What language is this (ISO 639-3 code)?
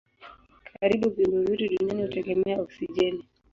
swa